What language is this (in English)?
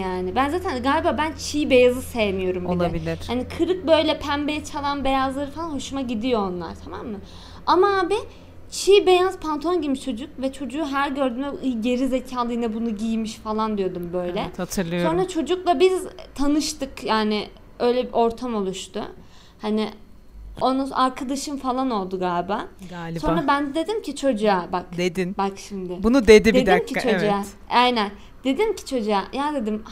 Turkish